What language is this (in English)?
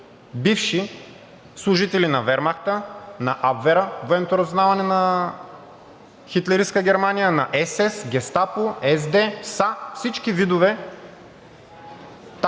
Bulgarian